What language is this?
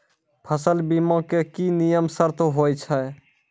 Maithili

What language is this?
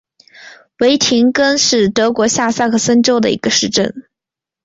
Chinese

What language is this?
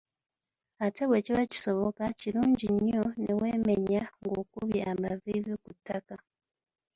Ganda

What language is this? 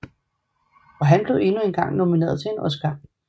Danish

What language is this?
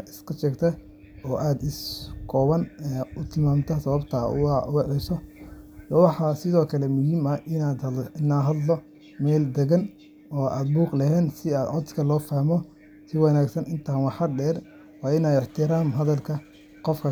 Somali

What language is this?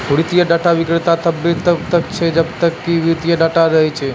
Maithili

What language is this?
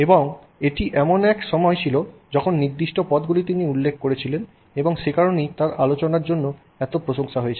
Bangla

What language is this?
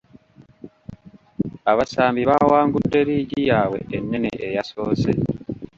Ganda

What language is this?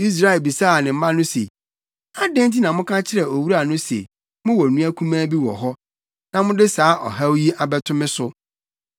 Akan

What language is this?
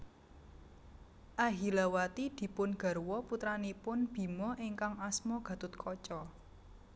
Javanese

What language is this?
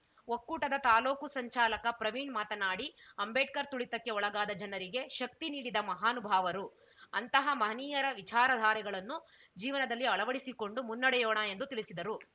Kannada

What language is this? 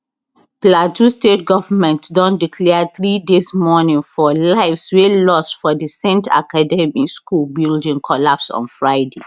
Nigerian Pidgin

